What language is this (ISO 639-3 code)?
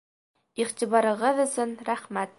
bak